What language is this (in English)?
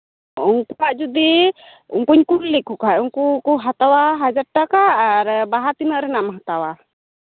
Santali